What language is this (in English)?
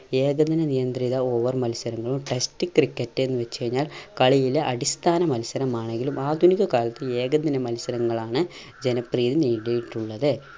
Malayalam